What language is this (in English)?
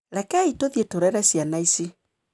Kikuyu